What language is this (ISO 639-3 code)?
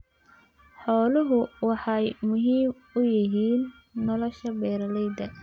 som